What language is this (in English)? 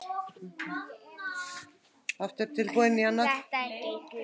Icelandic